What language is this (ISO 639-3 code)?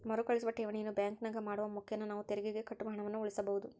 kan